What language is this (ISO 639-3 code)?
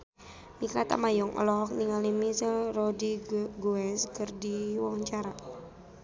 sun